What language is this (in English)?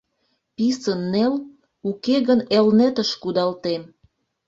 Mari